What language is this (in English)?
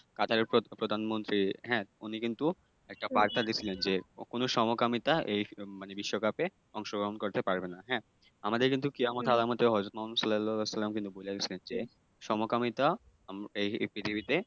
Bangla